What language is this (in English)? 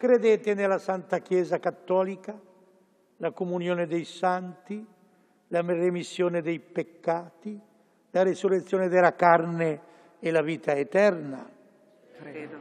Italian